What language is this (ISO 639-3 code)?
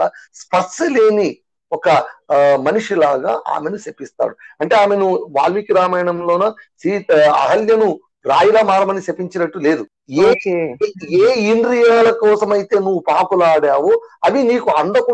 tel